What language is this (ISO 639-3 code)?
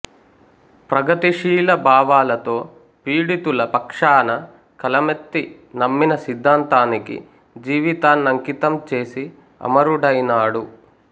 tel